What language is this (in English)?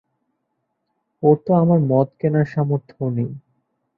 Bangla